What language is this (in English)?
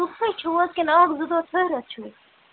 Kashmiri